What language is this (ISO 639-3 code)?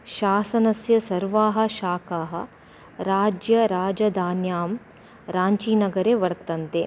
san